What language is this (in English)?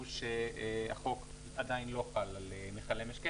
Hebrew